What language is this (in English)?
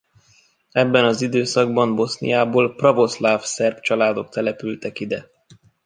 Hungarian